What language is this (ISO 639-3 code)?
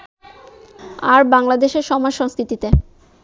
ben